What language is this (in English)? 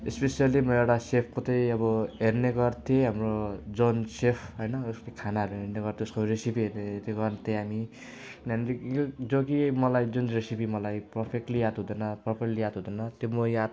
Nepali